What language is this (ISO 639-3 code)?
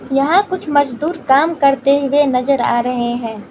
hin